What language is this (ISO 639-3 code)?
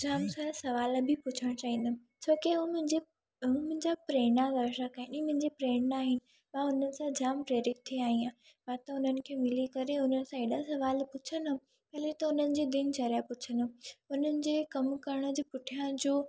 snd